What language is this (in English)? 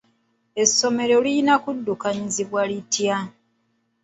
Ganda